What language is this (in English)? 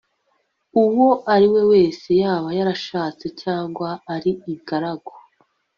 Kinyarwanda